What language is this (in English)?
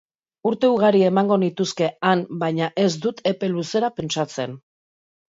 Basque